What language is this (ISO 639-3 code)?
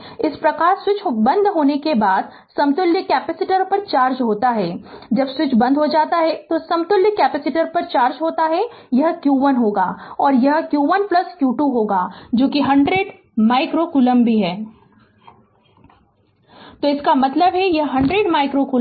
hin